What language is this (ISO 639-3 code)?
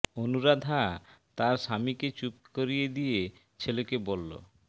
ben